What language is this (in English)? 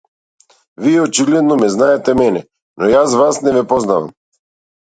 Macedonian